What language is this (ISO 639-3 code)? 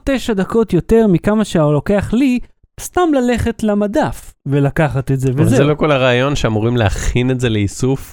heb